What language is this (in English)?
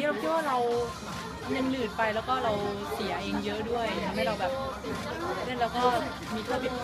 Thai